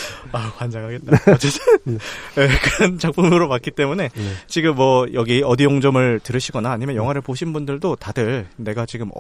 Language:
Korean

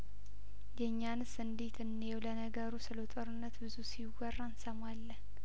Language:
Amharic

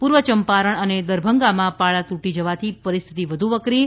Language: Gujarati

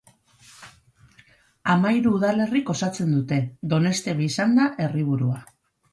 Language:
Basque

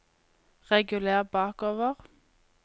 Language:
Norwegian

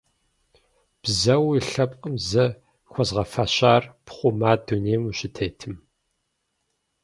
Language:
Kabardian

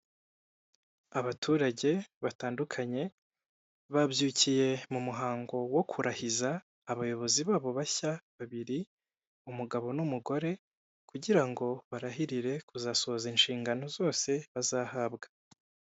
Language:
Kinyarwanda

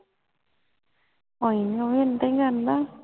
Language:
Punjabi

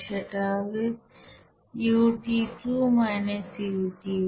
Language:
Bangla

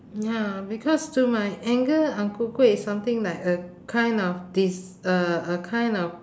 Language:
English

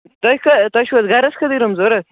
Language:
Kashmiri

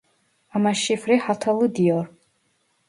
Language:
Turkish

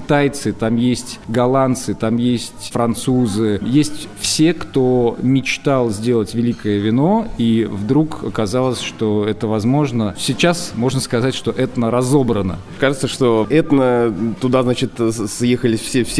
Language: Russian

